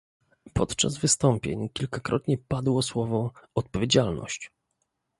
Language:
Polish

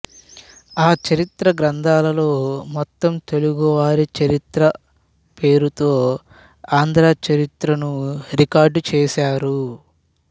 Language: Telugu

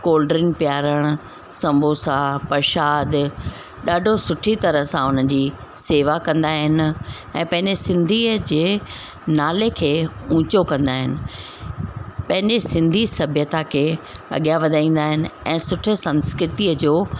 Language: Sindhi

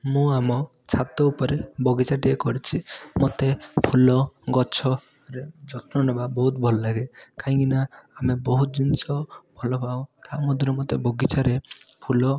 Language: Odia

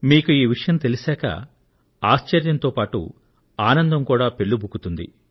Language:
Telugu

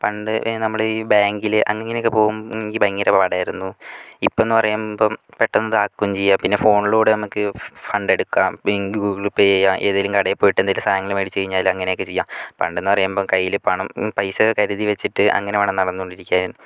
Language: Malayalam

